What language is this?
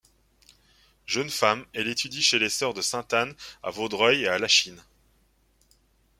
French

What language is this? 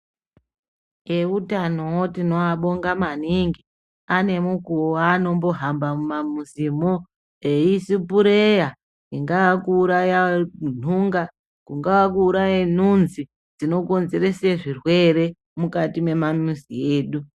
Ndau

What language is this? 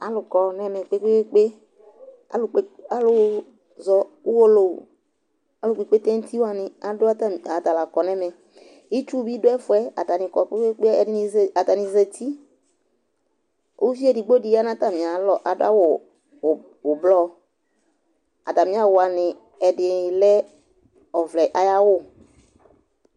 Ikposo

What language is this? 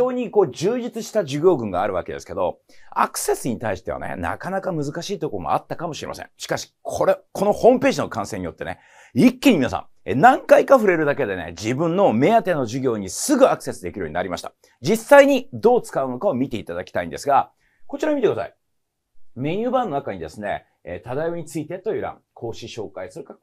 Japanese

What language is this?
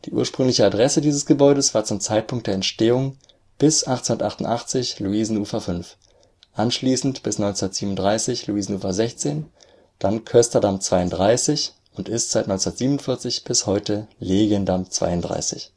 German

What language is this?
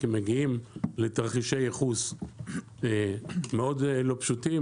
Hebrew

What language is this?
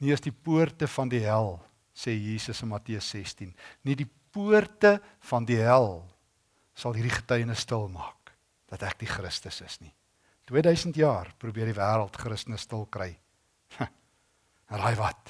Dutch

